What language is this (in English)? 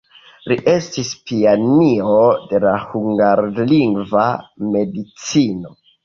Esperanto